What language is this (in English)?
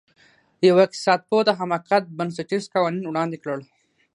Pashto